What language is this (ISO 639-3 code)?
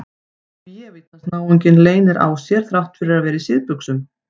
isl